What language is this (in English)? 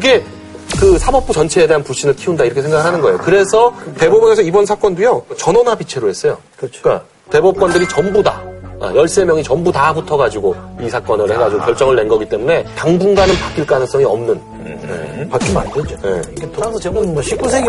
Korean